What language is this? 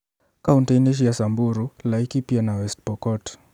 Kikuyu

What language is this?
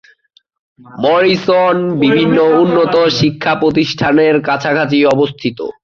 Bangla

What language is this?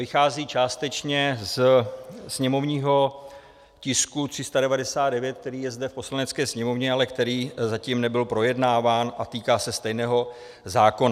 Czech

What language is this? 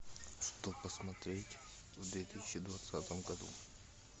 Russian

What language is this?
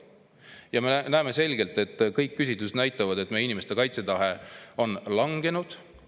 Estonian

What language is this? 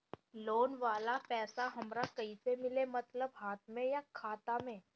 Bhojpuri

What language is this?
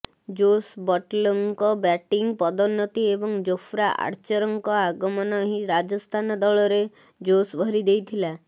Odia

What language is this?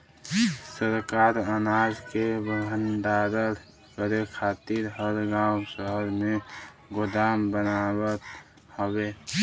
Bhojpuri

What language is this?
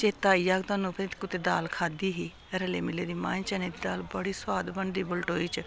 Dogri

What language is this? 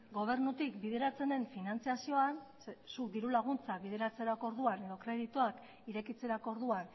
Basque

